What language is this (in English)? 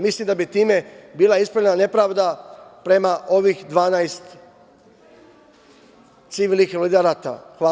Serbian